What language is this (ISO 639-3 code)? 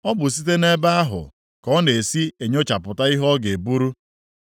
ibo